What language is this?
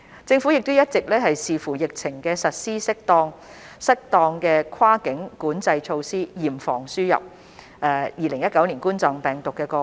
Cantonese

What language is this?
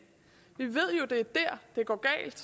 Danish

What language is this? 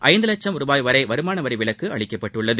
Tamil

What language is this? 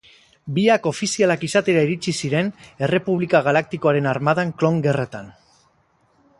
Basque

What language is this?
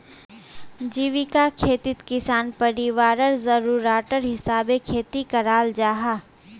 Magahi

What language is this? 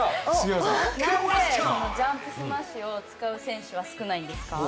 Japanese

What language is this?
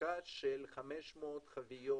Hebrew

